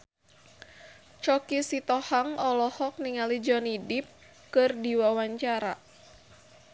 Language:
Sundanese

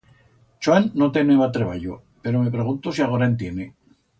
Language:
Aragonese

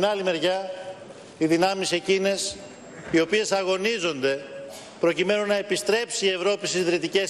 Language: Greek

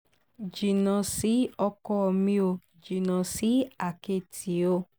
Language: Yoruba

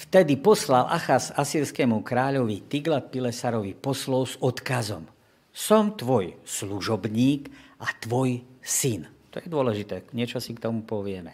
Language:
Slovak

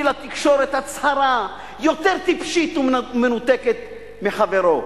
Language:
Hebrew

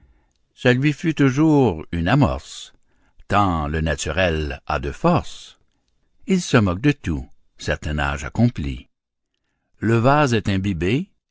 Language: French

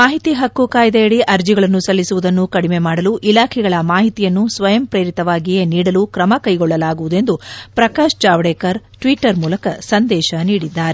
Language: Kannada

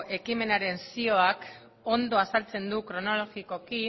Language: Basque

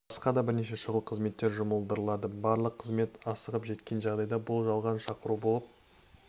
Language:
Kazakh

